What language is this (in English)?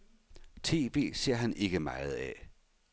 Danish